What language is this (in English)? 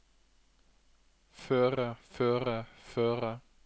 Norwegian